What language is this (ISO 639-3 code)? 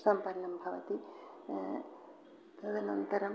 san